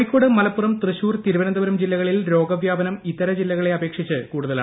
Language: Malayalam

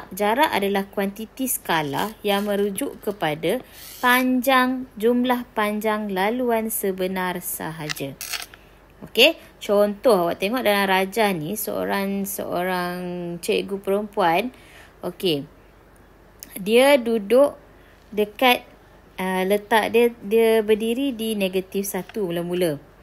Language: Malay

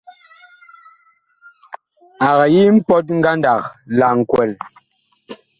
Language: Bakoko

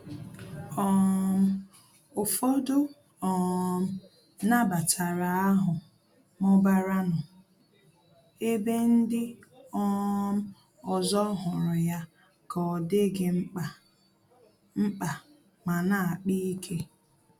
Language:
Igbo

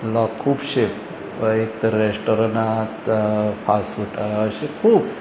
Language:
Konkani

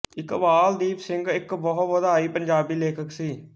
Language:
Punjabi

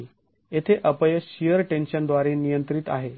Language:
Marathi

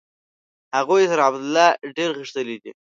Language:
Pashto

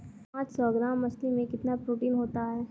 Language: Hindi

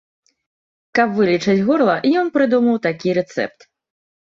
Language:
Belarusian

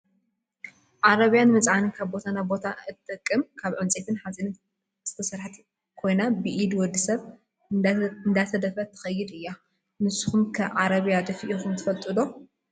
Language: Tigrinya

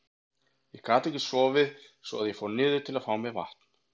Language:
Icelandic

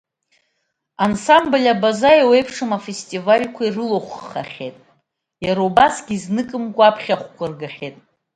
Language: Abkhazian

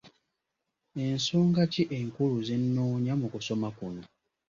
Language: Ganda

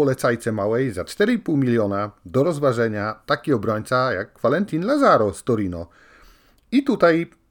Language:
Polish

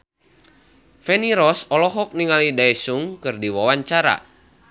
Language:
Sundanese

